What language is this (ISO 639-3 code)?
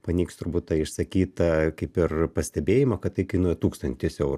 lit